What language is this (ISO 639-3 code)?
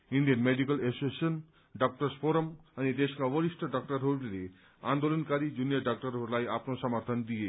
nep